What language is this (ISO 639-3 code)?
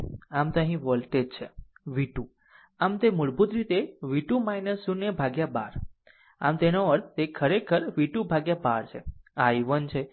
guj